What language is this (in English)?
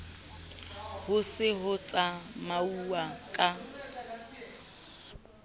Southern Sotho